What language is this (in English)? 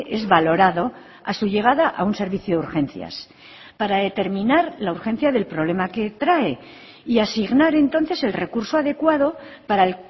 Spanish